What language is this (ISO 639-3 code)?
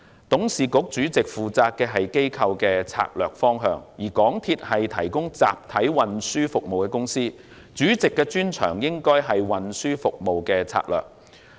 yue